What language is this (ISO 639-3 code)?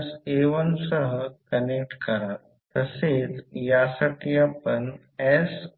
mar